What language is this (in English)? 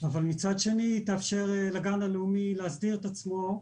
Hebrew